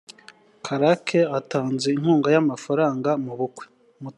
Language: Kinyarwanda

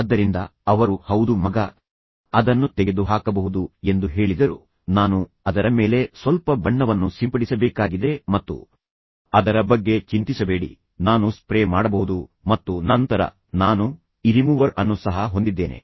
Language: Kannada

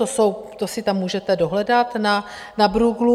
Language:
Czech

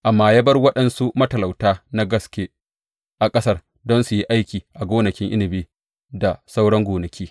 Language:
Hausa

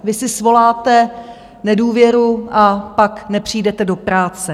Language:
Czech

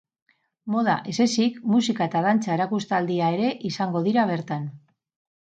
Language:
Basque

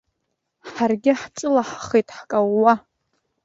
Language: Abkhazian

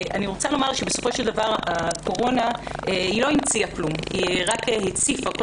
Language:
Hebrew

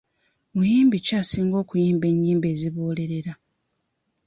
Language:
Ganda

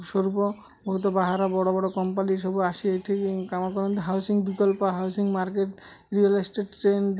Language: Odia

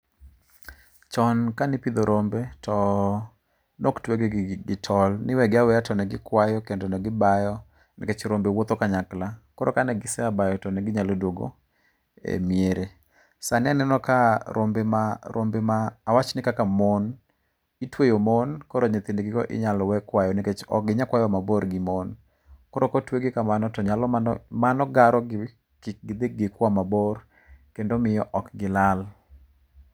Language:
Luo (Kenya and Tanzania)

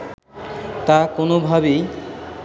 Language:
Bangla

